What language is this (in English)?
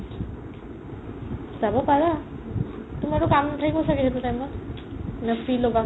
Assamese